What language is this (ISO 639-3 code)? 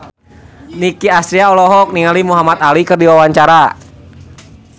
sun